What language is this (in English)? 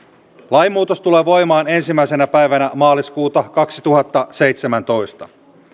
Finnish